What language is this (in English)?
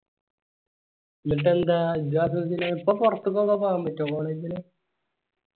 Malayalam